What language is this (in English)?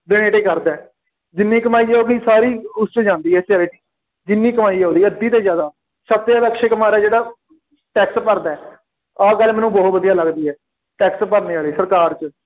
Punjabi